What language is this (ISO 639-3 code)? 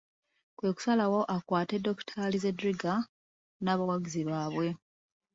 lug